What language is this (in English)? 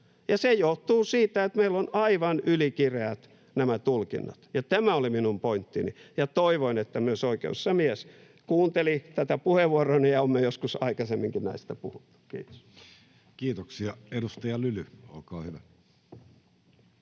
Finnish